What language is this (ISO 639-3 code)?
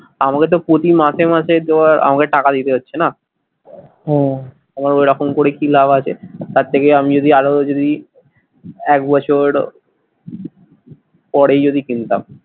ben